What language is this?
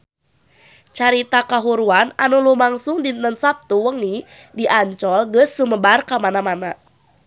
Sundanese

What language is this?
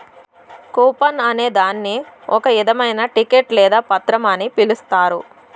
Telugu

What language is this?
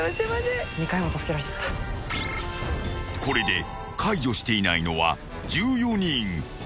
Japanese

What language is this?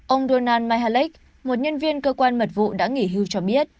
Vietnamese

